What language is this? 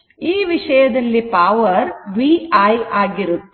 Kannada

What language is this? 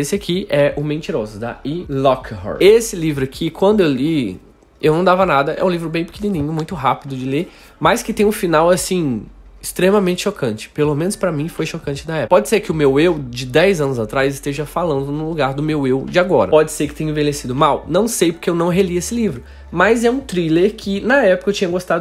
Portuguese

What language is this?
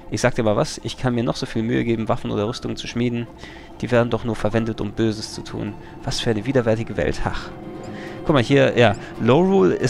German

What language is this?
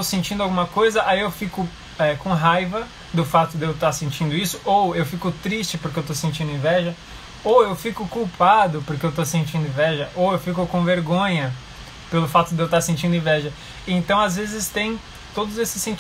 Portuguese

